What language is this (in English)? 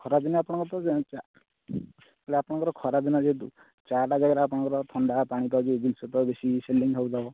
Odia